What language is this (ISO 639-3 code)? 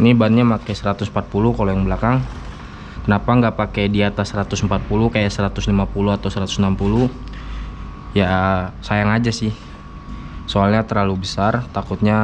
ind